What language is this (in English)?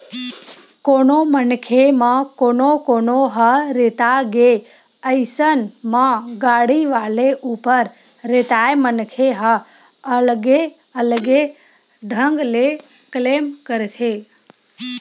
Chhattisgarhi